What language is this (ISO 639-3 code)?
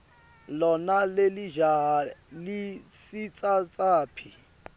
ssw